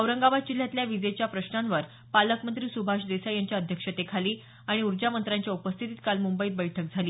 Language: Marathi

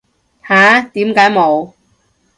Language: Cantonese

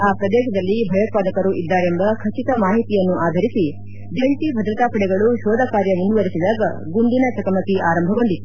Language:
Kannada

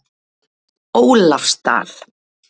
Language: Icelandic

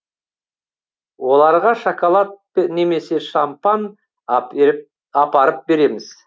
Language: Kazakh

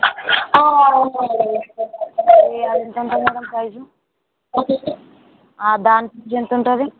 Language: Telugu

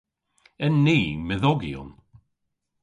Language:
Cornish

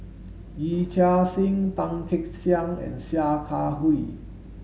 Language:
English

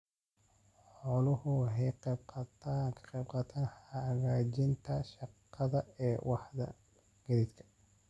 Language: Somali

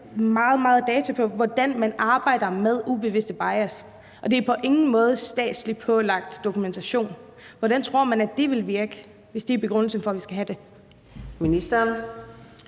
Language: Danish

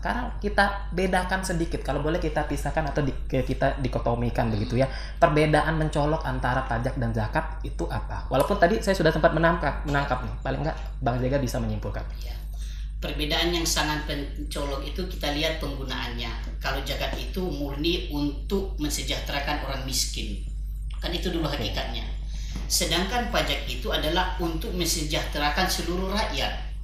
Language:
Indonesian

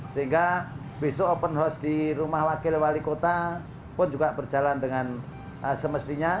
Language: Indonesian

